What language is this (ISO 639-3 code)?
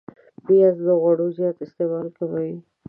pus